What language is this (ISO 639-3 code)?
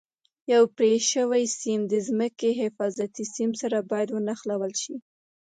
pus